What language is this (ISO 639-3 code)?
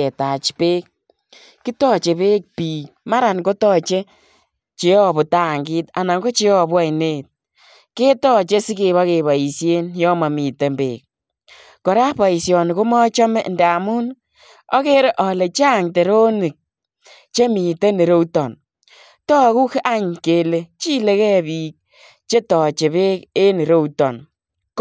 kln